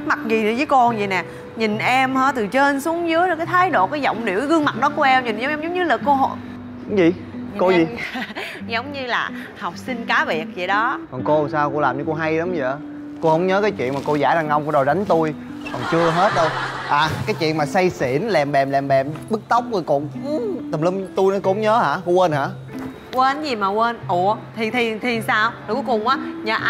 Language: Vietnamese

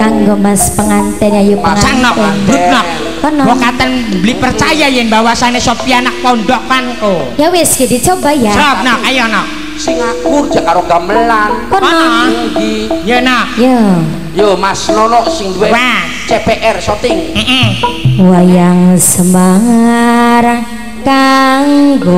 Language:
Indonesian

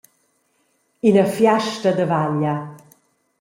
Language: Romansh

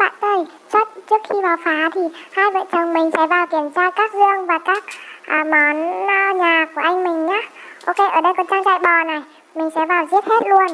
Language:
Vietnamese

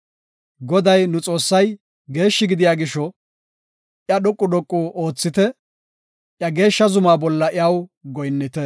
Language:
Gofa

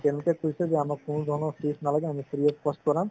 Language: Assamese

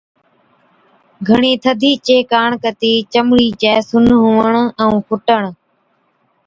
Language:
Od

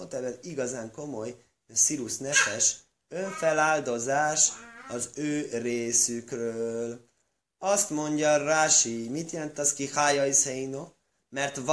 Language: Hungarian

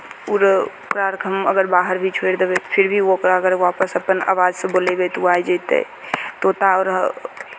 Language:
Maithili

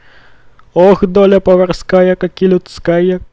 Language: Russian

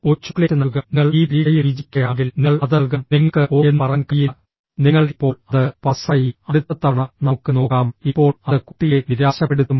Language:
Malayalam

